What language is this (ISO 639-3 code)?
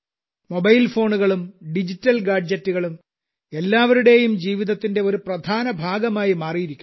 mal